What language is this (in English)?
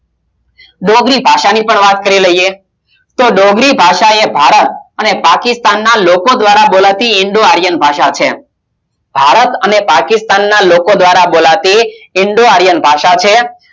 Gujarati